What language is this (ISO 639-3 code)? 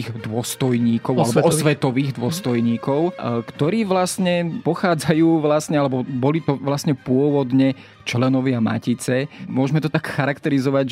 slk